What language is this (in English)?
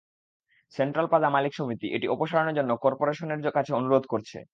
Bangla